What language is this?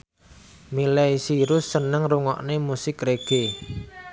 Javanese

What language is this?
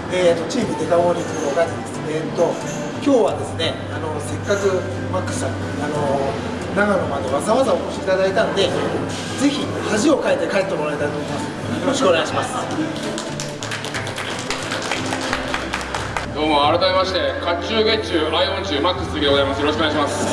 Japanese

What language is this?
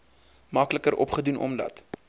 Afrikaans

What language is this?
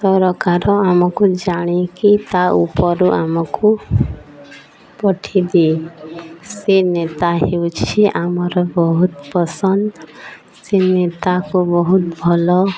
Odia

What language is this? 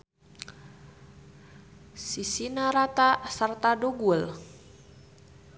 Sundanese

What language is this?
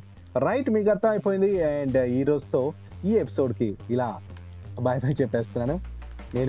Telugu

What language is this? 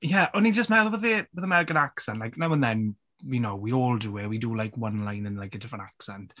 Welsh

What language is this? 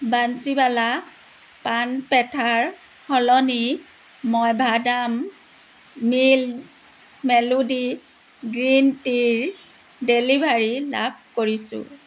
Assamese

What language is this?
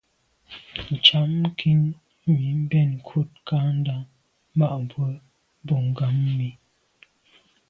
Medumba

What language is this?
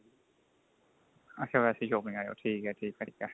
Punjabi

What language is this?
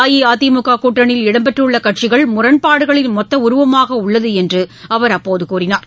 Tamil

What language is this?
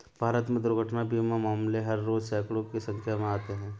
Hindi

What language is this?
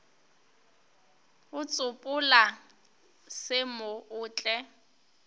Northern Sotho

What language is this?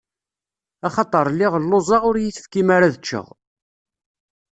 Kabyle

